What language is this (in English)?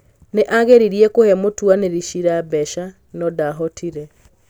Kikuyu